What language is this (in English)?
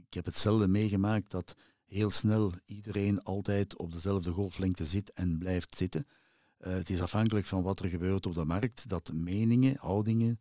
Dutch